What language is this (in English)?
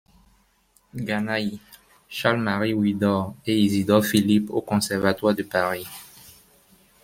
French